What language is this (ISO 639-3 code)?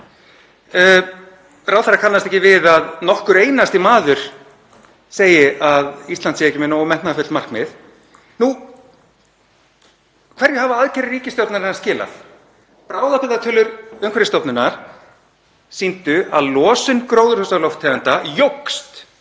isl